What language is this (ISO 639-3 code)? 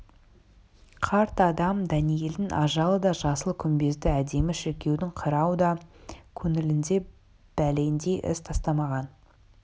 kaz